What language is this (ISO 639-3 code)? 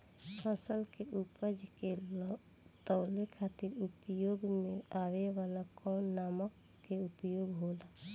bho